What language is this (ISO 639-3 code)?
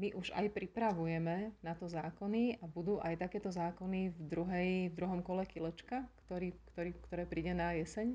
slk